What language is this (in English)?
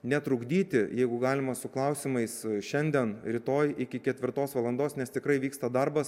Lithuanian